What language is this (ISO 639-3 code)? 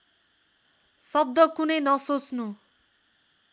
nep